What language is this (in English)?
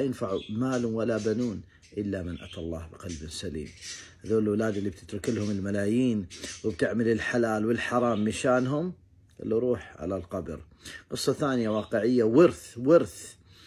Arabic